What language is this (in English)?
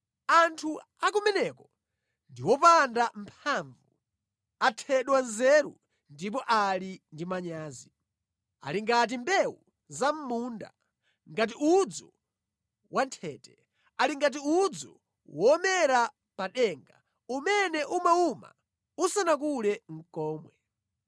Nyanja